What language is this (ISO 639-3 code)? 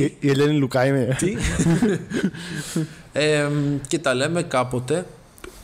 ell